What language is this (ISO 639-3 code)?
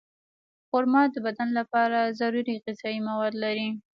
pus